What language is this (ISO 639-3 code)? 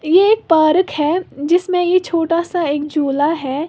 hin